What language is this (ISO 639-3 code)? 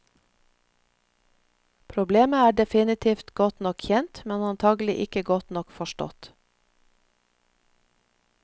nor